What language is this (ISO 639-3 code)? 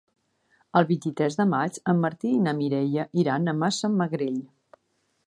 cat